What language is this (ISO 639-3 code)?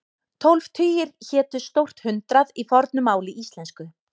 isl